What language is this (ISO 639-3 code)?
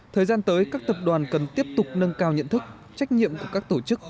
vie